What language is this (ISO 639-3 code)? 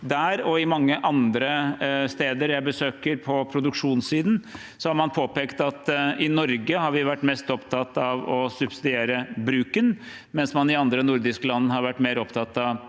nor